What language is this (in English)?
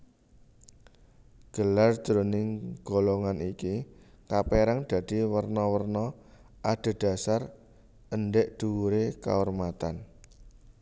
Javanese